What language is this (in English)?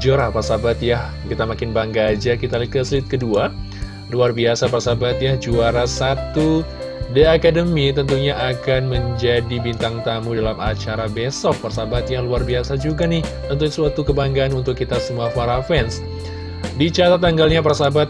Indonesian